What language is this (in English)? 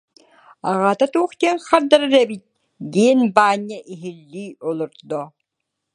Yakut